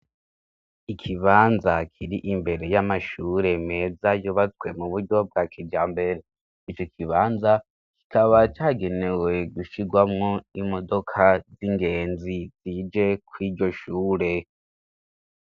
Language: Rundi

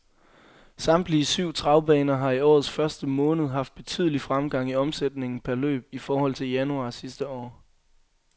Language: Danish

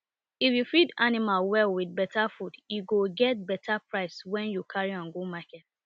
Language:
Nigerian Pidgin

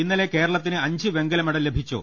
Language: Malayalam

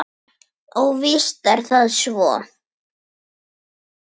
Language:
Icelandic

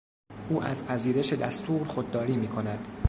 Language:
Persian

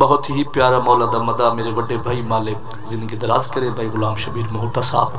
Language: Arabic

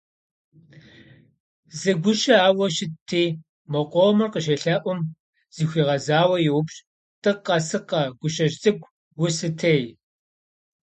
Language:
Kabardian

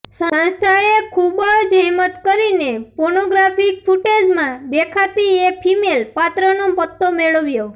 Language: Gujarati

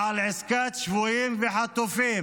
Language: Hebrew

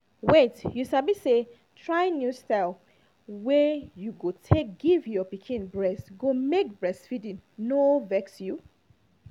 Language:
Nigerian Pidgin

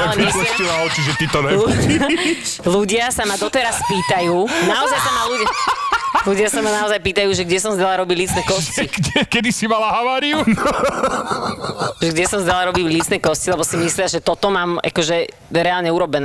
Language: Slovak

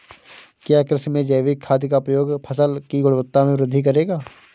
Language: Hindi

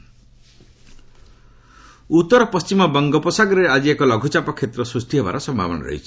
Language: Odia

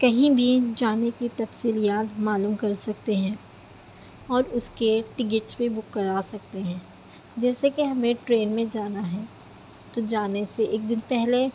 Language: Urdu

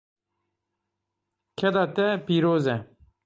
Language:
Kurdish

